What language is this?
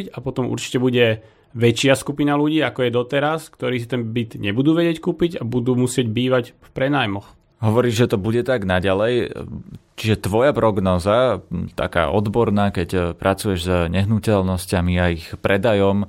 Slovak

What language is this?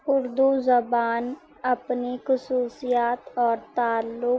Urdu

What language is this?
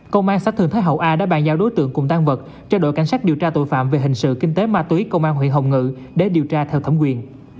Vietnamese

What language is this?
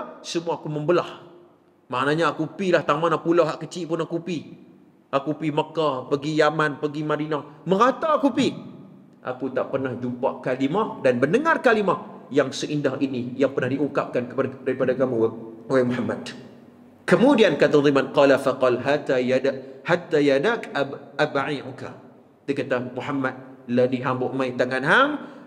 Malay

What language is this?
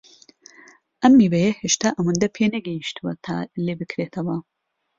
Central Kurdish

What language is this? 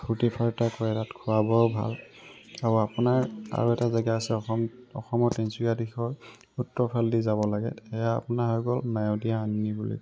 Assamese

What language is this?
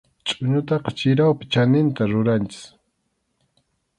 Arequipa-La Unión Quechua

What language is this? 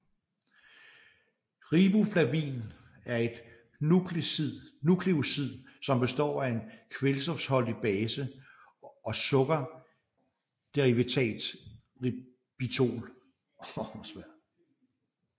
Danish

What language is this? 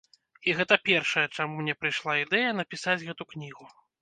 Belarusian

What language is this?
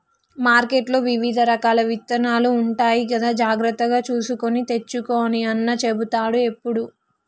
Telugu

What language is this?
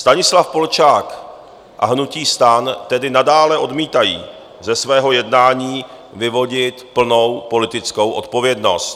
Czech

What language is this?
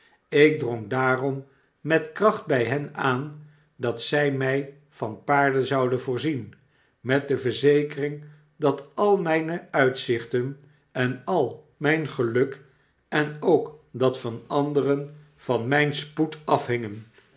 Dutch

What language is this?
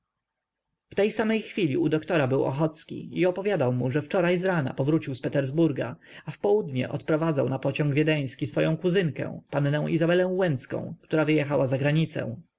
Polish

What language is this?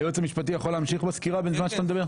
Hebrew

